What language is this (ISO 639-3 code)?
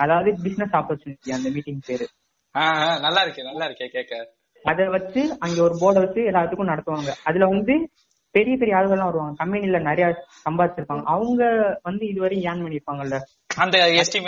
tam